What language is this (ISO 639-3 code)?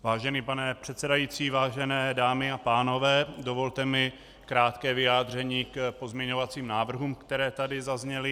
ces